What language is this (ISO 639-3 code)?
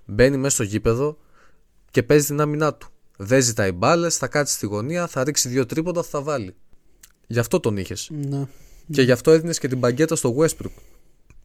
ell